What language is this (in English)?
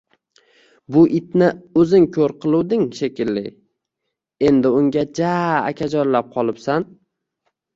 Uzbek